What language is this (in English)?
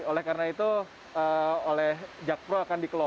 Indonesian